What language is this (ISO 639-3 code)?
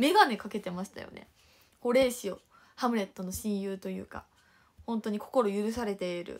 jpn